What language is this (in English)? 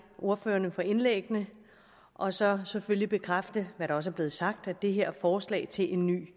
Danish